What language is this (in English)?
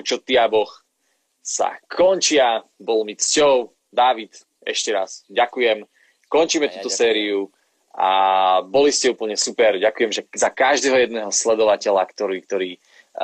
Slovak